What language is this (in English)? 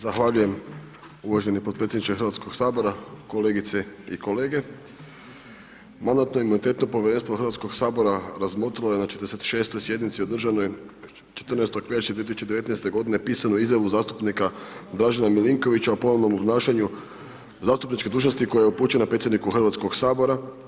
Croatian